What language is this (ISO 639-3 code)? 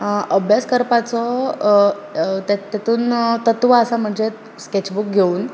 kok